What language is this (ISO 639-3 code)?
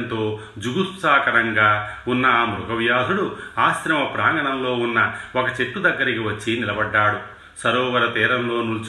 tel